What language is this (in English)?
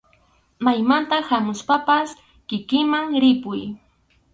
Arequipa-La Unión Quechua